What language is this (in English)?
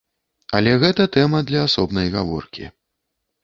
Belarusian